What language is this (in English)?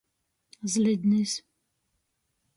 Latgalian